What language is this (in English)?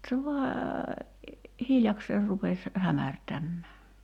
Finnish